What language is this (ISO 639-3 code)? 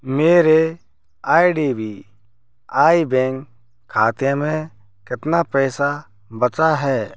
hin